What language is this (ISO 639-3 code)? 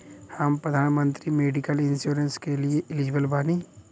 bho